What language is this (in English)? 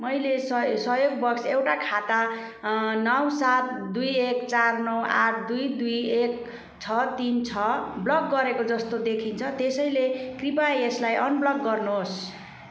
Nepali